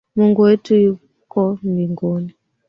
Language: Swahili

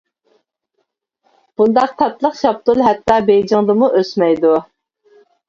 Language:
Uyghur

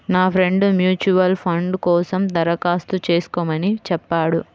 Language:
Telugu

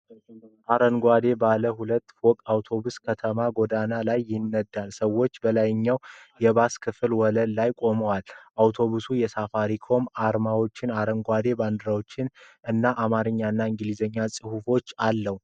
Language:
Amharic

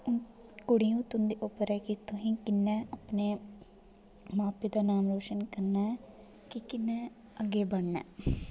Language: Dogri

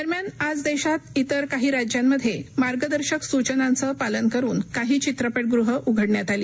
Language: Marathi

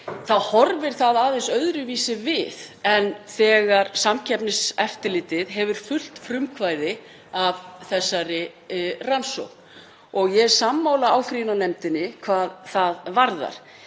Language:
Icelandic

